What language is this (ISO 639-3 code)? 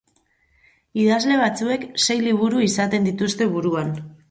eus